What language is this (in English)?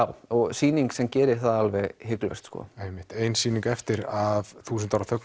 Icelandic